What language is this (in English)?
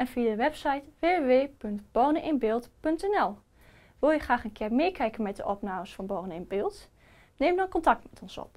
Dutch